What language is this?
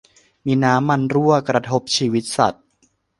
Thai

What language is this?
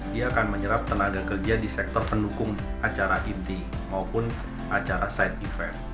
Indonesian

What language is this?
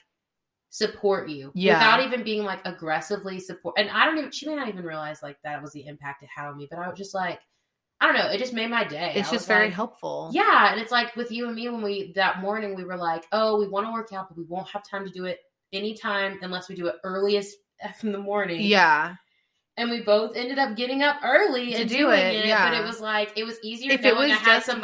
English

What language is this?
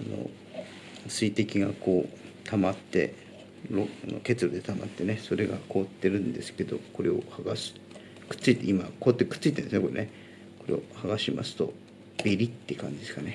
Japanese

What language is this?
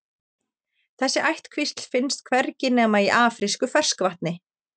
Icelandic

